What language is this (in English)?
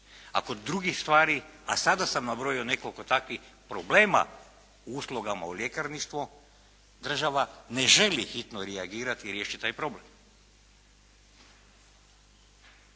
Croatian